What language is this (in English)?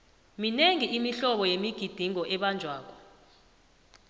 South Ndebele